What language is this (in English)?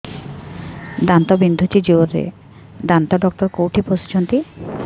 Odia